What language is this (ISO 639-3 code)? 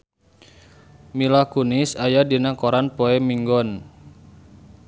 sun